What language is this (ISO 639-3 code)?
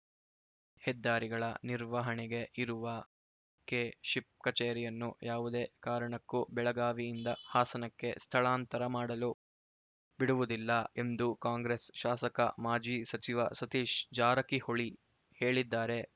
kan